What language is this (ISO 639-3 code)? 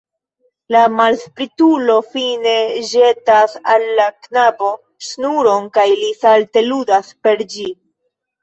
epo